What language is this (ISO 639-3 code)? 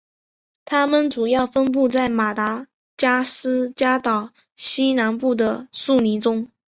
zho